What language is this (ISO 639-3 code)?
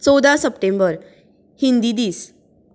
kok